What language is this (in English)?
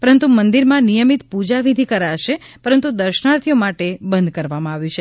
Gujarati